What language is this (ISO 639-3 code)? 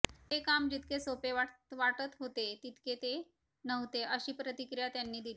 mar